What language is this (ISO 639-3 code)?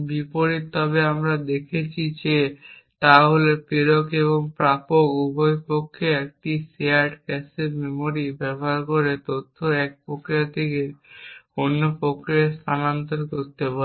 ben